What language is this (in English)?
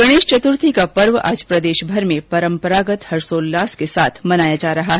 Hindi